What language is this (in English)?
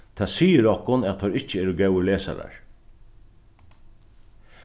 Faroese